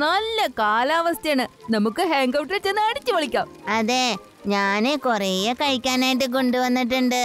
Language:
Malayalam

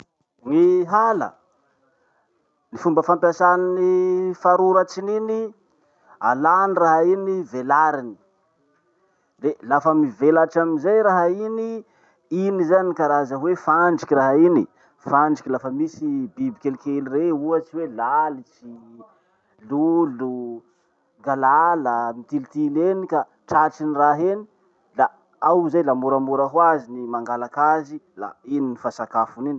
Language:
Masikoro Malagasy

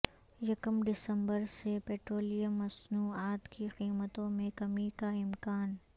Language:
Urdu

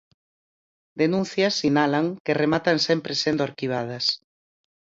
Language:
Galician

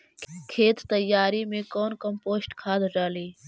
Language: Magahi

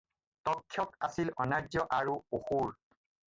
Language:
Assamese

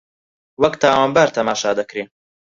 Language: Central Kurdish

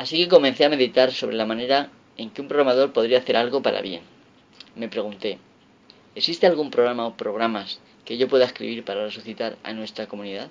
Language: Spanish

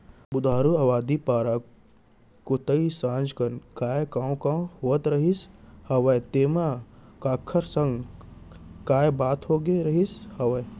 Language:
Chhattisgarhi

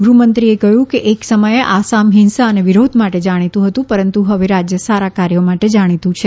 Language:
Gujarati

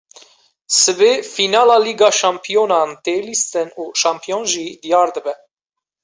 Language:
Kurdish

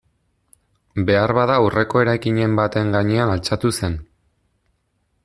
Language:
Basque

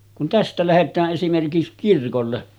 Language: Finnish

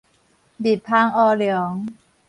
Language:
Min Nan Chinese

